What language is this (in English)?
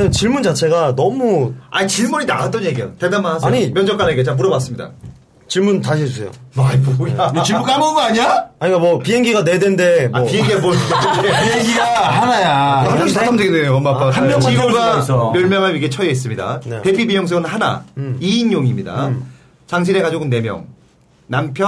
Korean